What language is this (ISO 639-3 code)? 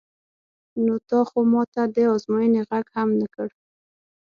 pus